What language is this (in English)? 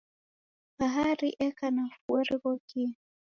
Taita